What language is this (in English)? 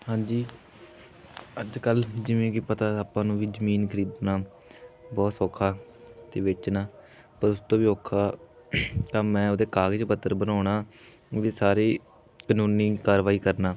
Punjabi